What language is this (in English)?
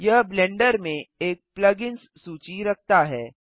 Hindi